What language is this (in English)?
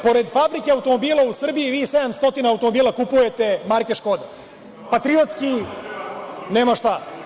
Serbian